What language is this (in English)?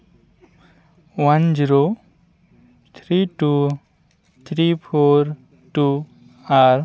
Santali